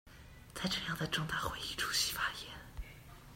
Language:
Chinese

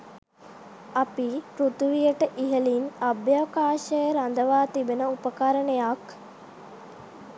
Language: Sinhala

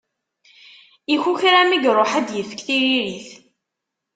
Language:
Kabyle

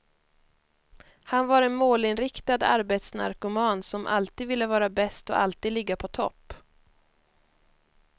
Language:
Swedish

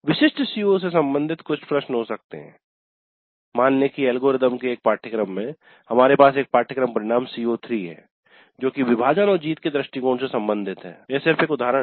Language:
Hindi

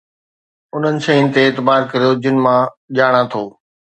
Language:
Sindhi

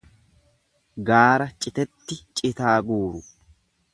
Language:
Oromo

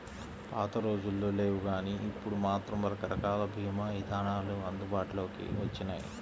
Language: Telugu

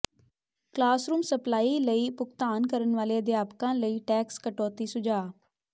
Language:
Punjabi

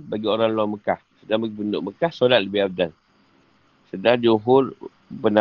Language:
Malay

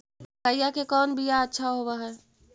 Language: Magahi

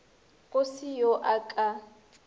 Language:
Northern Sotho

